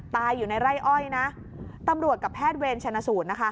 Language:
Thai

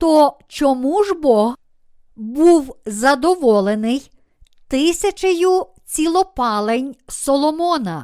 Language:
Ukrainian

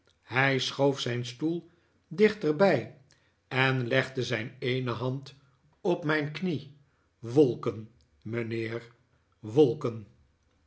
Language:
Dutch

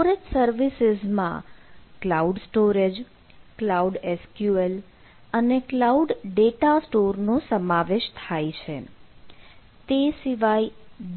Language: Gujarati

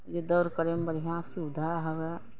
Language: Maithili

